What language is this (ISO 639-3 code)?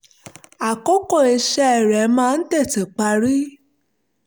yor